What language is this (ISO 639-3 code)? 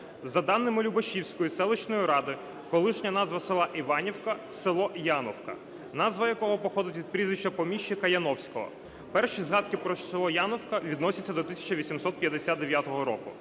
ukr